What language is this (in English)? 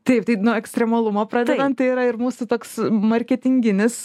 Lithuanian